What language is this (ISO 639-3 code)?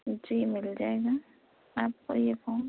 urd